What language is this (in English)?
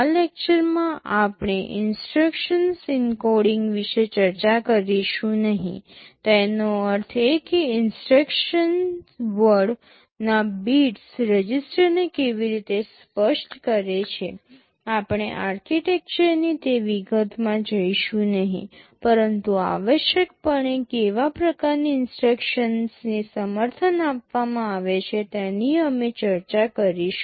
Gujarati